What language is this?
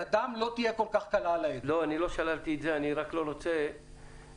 Hebrew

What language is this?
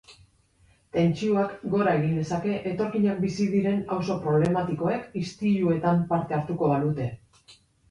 Basque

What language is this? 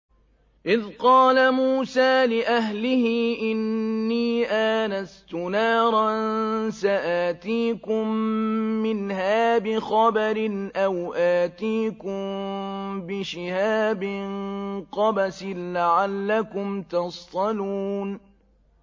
Arabic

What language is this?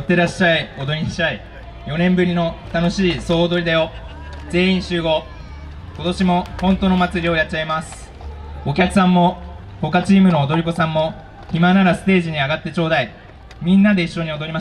Japanese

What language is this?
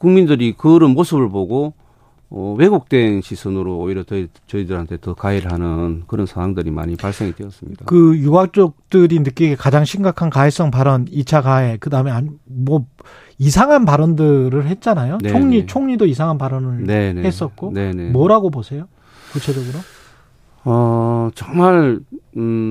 Korean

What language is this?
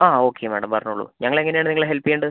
Malayalam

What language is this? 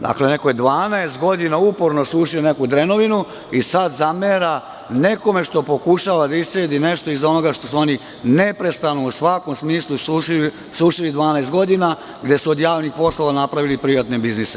Serbian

